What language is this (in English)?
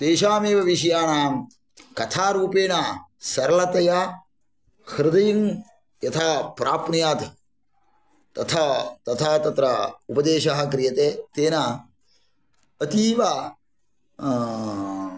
Sanskrit